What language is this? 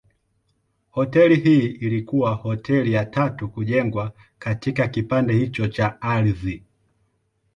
Swahili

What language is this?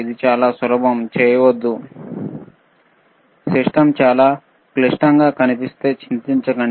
Telugu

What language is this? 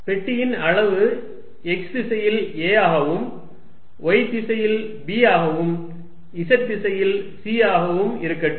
Tamil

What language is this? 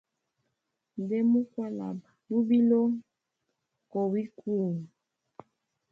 Hemba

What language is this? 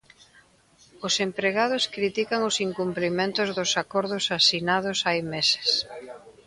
Galician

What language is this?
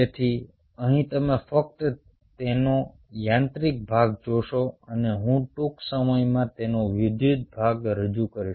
Gujarati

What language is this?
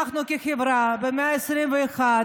Hebrew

